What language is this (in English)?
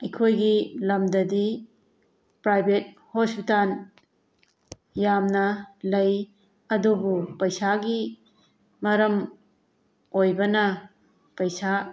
Manipuri